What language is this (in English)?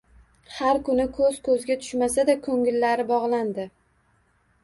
Uzbek